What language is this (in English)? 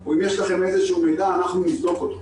Hebrew